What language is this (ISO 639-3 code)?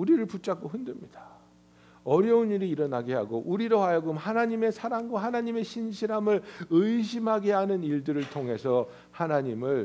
kor